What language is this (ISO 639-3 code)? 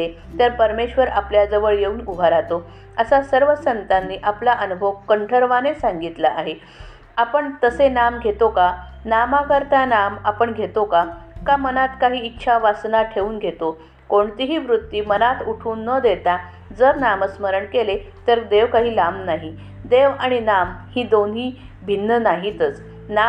mar